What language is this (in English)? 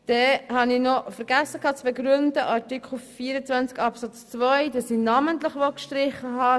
Swiss German